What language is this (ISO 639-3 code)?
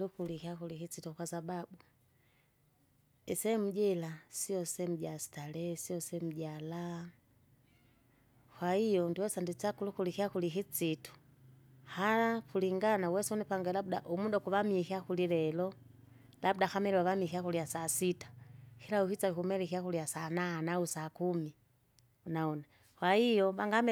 zga